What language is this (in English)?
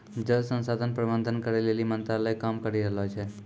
Maithili